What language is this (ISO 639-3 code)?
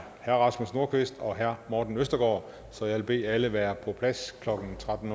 dan